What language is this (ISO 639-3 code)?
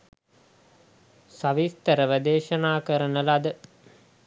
sin